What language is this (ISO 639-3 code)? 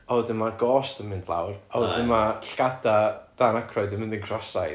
cym